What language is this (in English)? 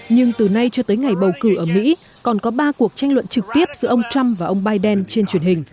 Vietnamese